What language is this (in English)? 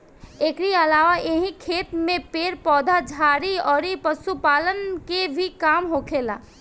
Bhojpuri